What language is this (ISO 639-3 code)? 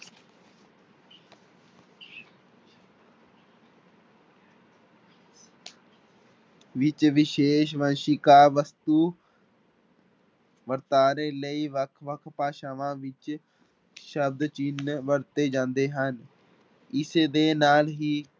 pan